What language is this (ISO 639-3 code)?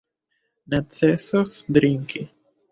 epo